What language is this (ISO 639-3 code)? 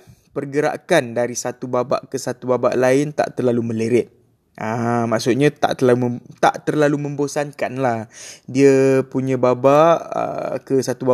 msa